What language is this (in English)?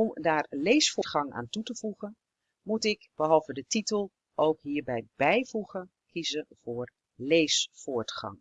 Dutch